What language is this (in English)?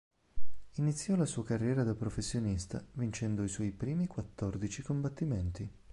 Italian